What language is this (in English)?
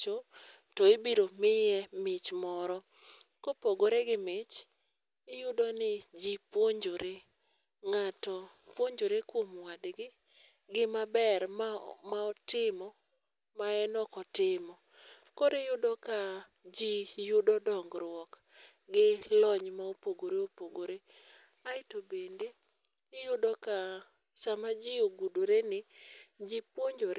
Luo (Kenya and Tanzania)